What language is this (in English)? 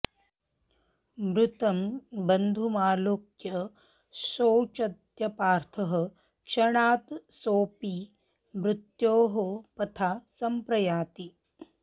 Sanskrit